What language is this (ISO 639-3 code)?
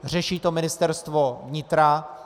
ces